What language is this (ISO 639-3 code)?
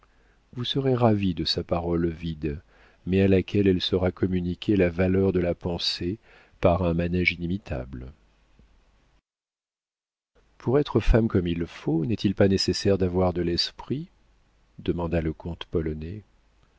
fra